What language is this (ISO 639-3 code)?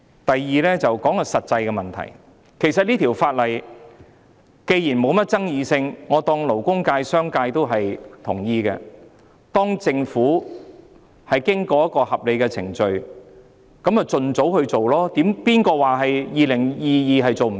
yue